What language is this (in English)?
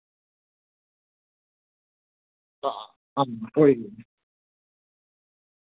Dogri